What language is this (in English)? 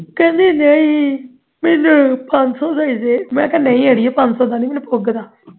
Punjabi